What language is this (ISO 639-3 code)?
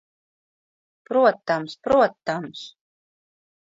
lav